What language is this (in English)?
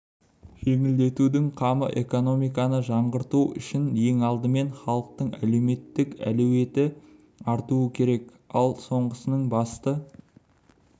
Kazakh